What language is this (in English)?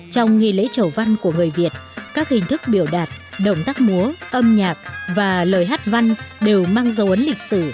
Vietnamese